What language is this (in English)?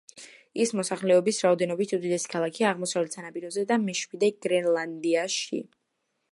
Georgian